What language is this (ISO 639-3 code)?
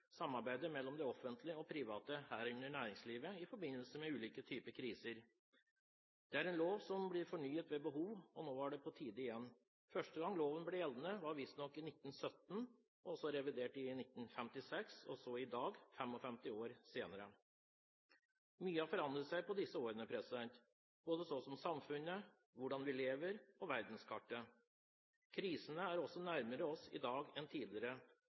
nob